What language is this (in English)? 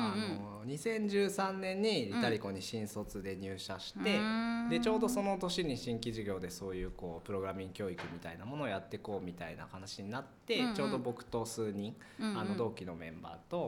Japanese